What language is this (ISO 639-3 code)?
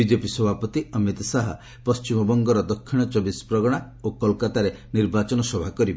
ori